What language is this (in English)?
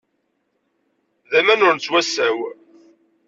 Kabyle